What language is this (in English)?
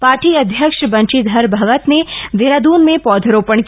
Hindi